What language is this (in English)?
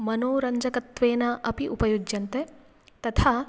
Sanskrit